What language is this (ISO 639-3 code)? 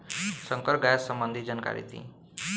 bho